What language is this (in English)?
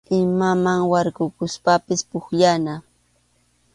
Arequipa-La Unión Quechua